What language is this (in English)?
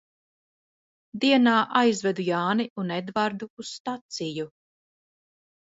Latvian